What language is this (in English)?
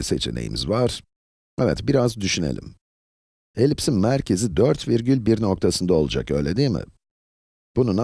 Turkish